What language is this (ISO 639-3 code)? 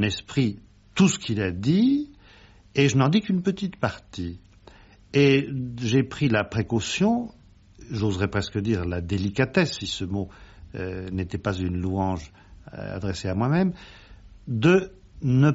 fra